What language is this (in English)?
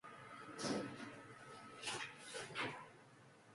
Korean